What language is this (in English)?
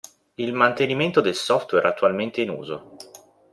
Italian